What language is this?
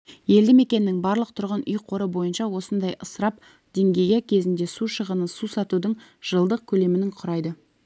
Kazakh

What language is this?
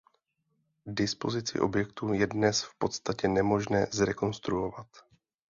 Czech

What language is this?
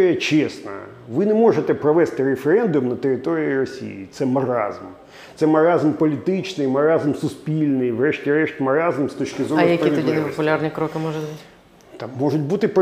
Ukrainian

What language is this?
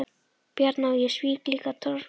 Icelandic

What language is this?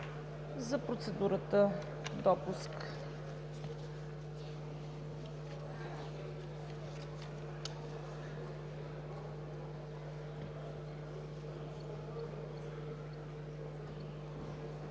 Bulgarian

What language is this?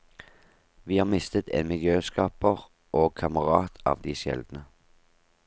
Norwegian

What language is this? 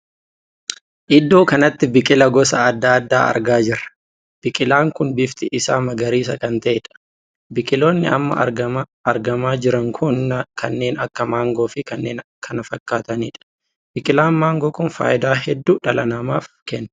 Oromo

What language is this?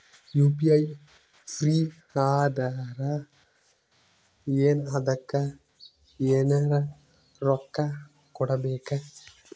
Kannada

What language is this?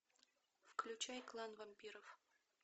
Russian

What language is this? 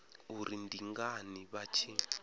Venda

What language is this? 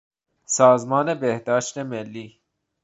Persian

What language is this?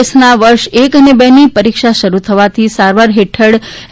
Gujarati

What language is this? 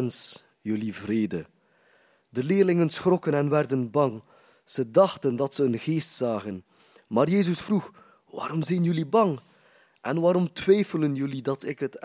Dutch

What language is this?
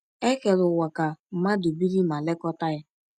Igbo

